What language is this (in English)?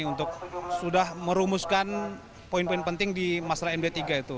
Indonesian